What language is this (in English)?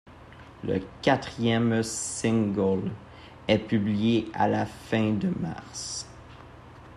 French